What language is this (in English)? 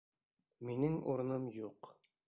Bashkir